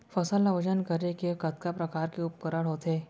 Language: Chhattisgarhi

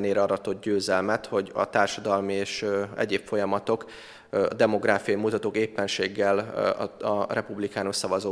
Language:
Hungarian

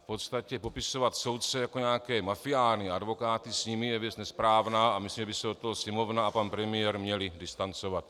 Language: Czech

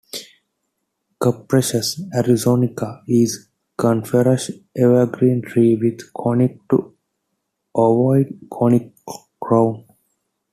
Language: English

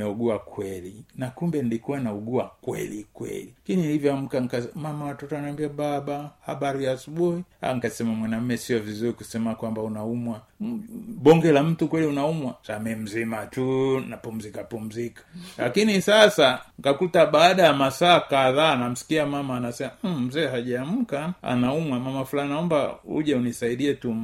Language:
Swahili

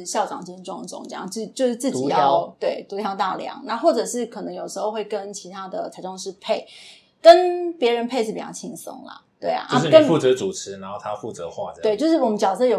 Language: Chinese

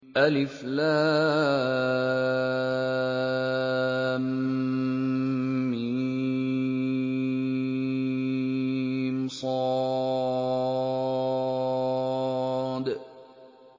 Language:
Arabic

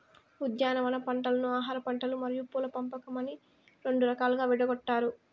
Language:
Telugu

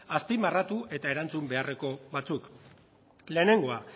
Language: Basque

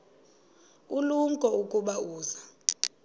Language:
Xhosa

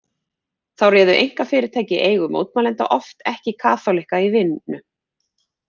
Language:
Icelandic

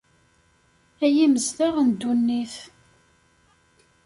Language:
Kabyle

